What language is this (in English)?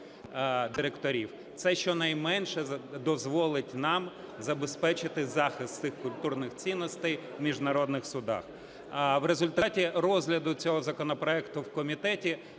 Ukrainian